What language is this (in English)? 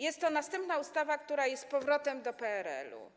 Polish